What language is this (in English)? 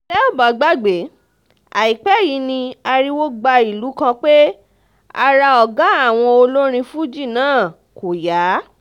Yoruba